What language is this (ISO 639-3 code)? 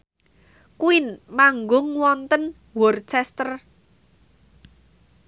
jav